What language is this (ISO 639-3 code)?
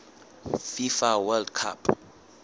sot